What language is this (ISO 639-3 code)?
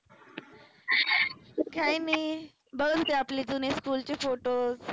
mar